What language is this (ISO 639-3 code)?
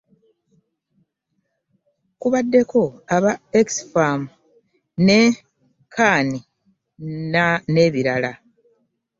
lug